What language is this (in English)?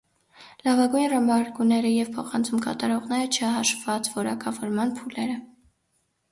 Armenian